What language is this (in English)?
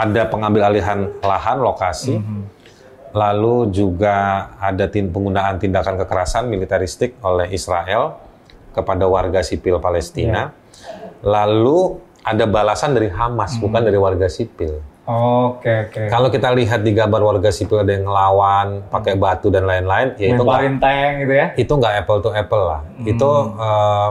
Indonesian